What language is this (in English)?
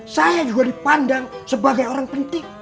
Indonesian